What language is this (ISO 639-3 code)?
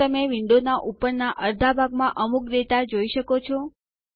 guj